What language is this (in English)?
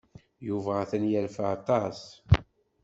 Kabyle